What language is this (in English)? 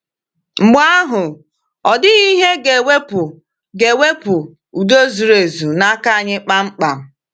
Igbo